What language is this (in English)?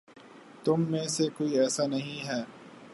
Urdu